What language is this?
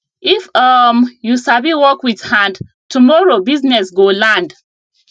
Nigerian Pidgin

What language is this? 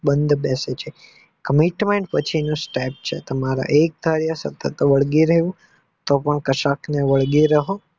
Gujarati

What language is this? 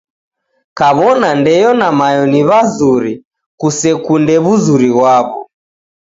Taita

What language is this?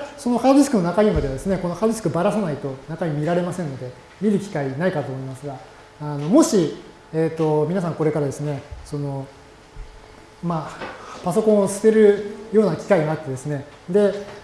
Japanese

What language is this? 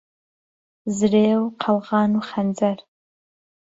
Central Kurdish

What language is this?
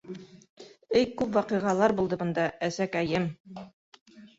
Bashkir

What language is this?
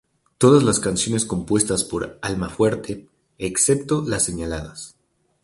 Spanish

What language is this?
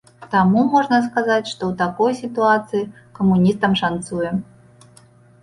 Belarusian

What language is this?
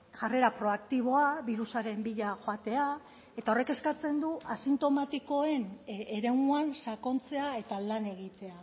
Basque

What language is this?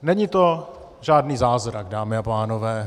Czech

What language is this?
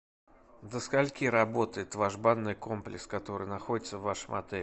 Russian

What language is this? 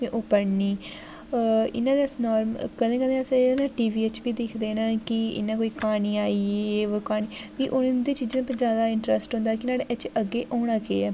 Dogri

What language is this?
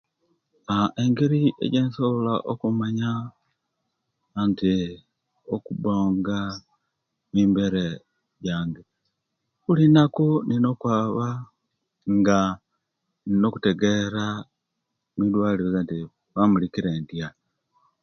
Kenyi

